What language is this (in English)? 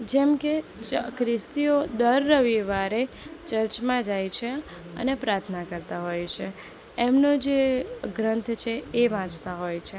Gujarati